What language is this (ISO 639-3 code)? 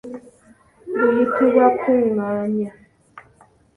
lug